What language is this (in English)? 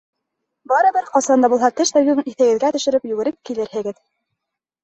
Bashkir